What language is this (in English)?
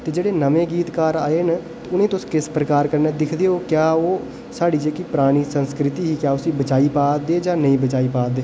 Dogri